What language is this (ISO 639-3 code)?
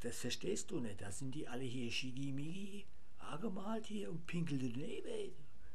deu